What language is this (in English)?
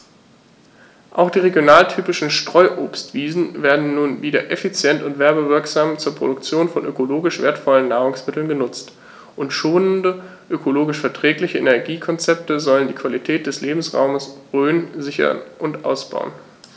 German